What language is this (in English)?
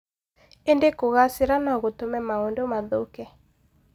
Kikuyu